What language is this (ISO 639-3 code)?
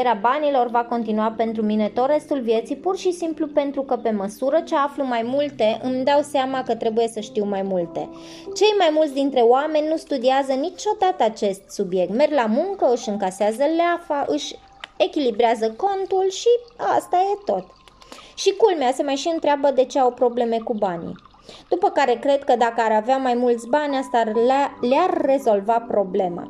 ron